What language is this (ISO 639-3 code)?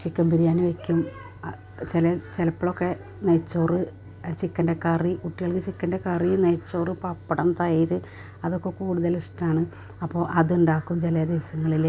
mal